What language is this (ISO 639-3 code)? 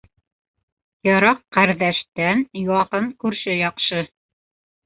bak